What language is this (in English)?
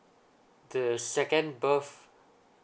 English